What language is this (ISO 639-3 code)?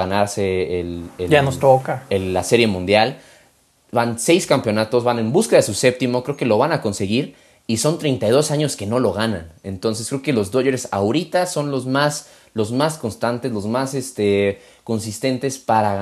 spa